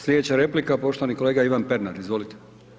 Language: Croatian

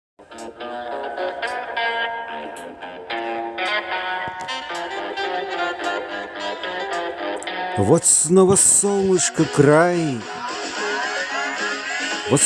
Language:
Russian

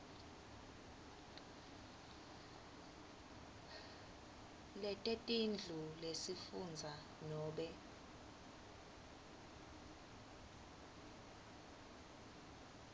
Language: Swati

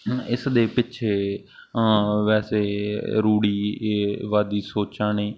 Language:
Punjabi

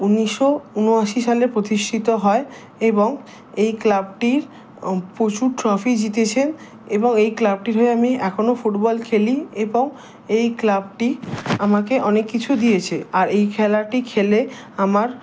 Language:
Bangla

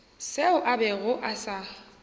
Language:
Northern Sotho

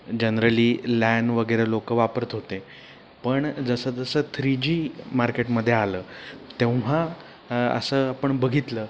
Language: Marathi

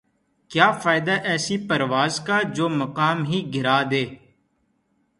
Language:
Urdu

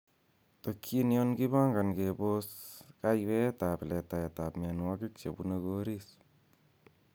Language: Kalenjin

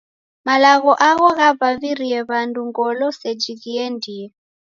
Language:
Taita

